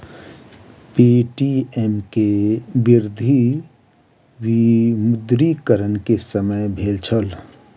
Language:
Maithili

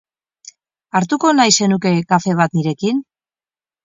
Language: Basque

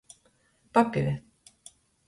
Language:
Latgalian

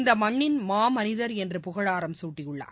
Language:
Tamil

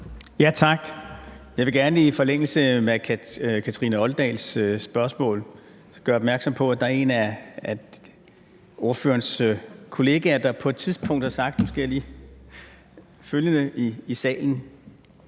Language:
Danish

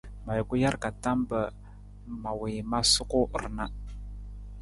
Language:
Nawdm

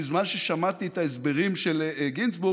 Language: Hebrew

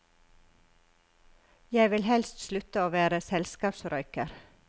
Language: Norwegian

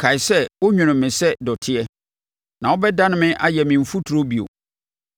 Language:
Akan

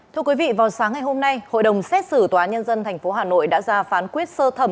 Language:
Vietnamese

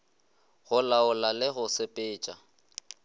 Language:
Northern Sotho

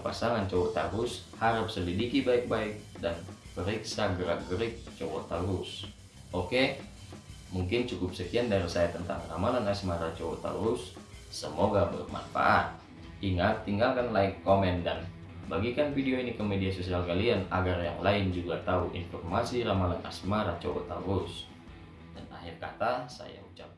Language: Indonesian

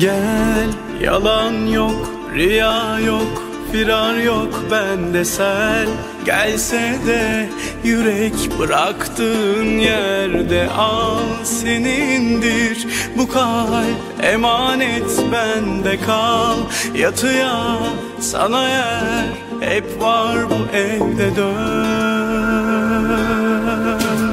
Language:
Turkish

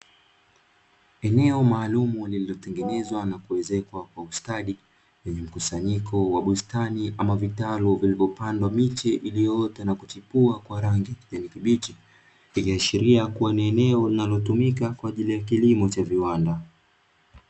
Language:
Swahili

